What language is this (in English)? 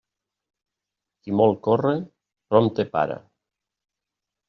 Catalan